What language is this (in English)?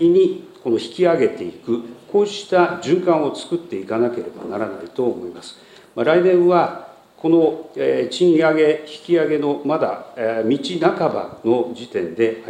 Japanese